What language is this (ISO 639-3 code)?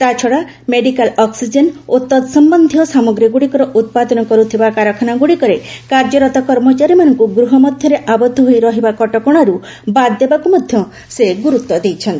ori